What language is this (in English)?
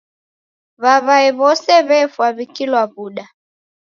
Taita